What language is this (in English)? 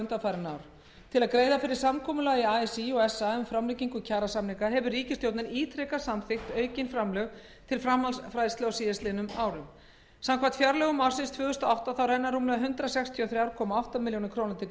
Icelandic